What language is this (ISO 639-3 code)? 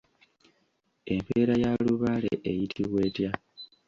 lug